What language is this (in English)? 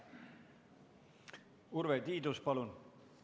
Estonian